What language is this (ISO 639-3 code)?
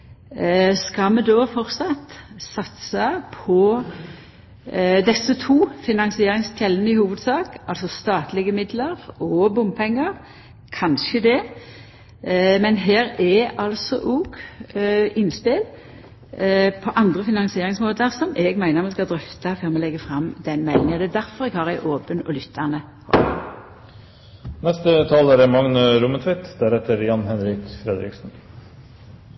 nno